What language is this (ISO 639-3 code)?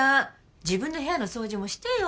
jpn